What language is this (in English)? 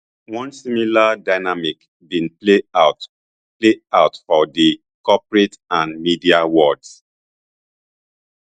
Nigerian Pidgin